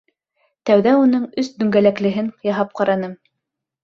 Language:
Bashkir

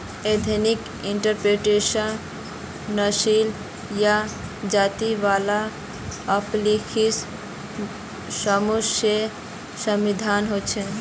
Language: Magahi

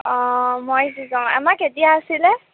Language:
Assamese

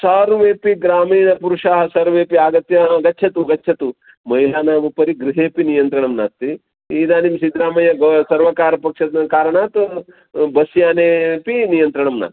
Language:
Sanskrit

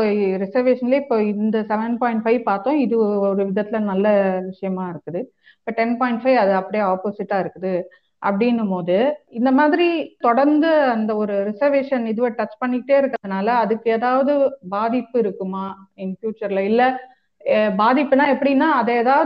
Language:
Tamil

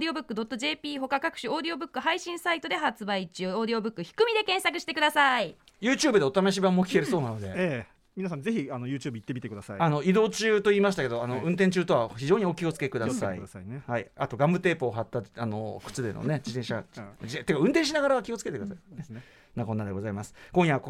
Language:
Japanese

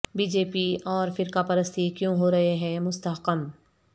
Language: Urdu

